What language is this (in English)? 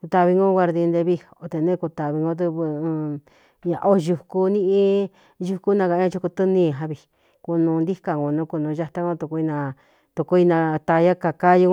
Cuyamecalco Mixtec